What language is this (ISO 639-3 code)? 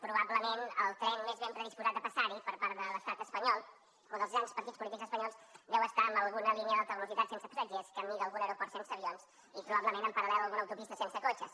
cat